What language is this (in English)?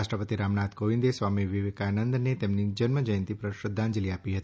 Gujarati